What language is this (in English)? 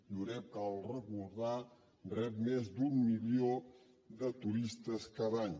Catalan